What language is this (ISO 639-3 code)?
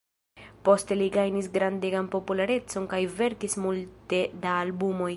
epo